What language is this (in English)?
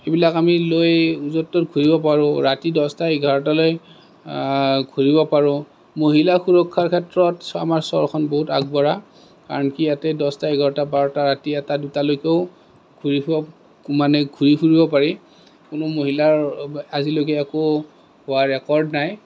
Assamese